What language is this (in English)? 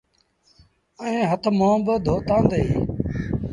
Sindhi Bhil